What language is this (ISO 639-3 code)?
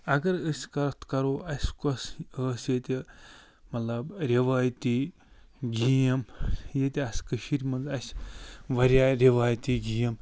kas